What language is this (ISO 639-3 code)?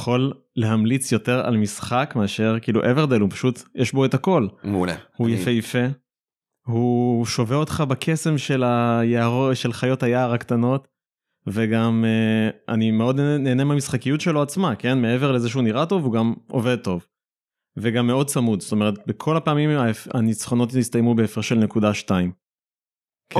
heb